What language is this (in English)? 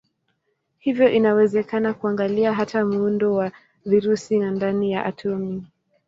Swahili